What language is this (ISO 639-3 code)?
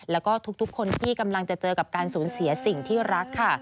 tha